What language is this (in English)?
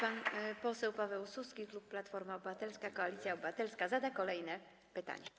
Polish